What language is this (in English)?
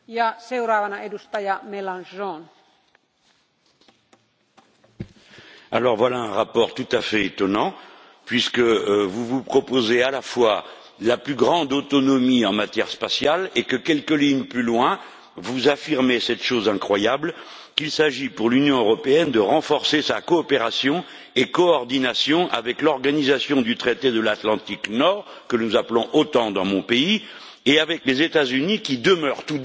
French